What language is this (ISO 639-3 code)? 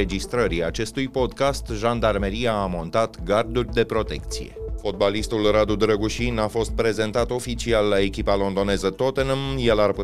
ron